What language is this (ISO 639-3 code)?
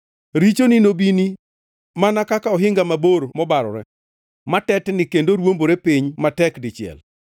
luo